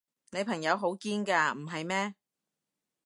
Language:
Cantonese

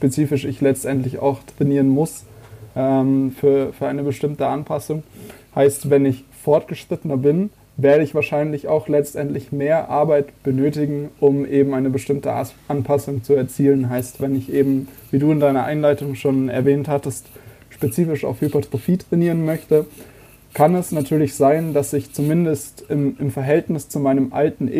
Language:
German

